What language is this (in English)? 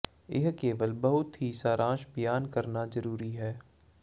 Punjabi